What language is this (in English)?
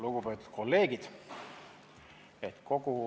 Estonian